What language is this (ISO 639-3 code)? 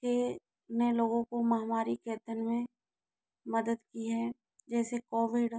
hin